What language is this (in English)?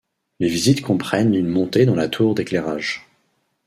French